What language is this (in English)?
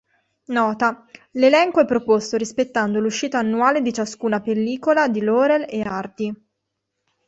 Italian